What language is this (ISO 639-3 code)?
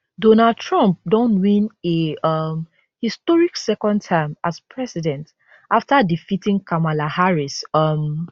pcm